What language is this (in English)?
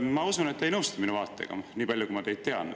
Estonian